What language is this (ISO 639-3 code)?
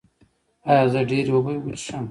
pus